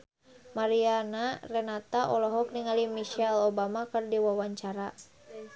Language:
Sundanese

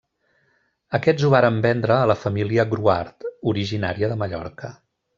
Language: Catalan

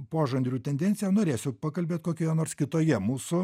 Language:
Lithuanian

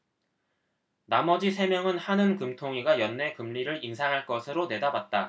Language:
Korean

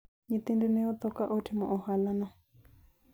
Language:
Luo (Kenya and Tanzania)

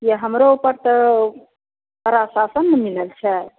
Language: Maithili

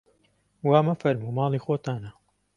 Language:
Central Kurdish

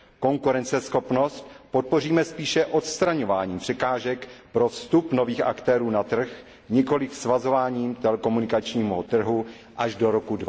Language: Czech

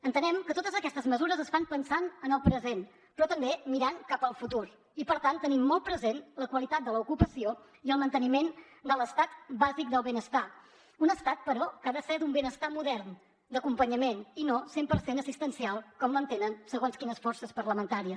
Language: Catalan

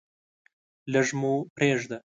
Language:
Pashto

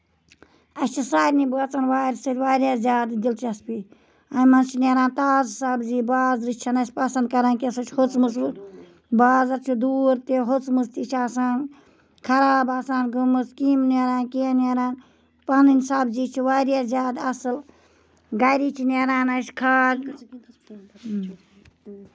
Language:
Kashmiri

